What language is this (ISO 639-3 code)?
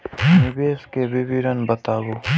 mai